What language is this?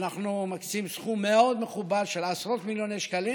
Hebrew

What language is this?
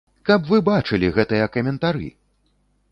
Belarusian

